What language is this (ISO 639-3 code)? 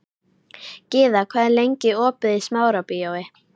isl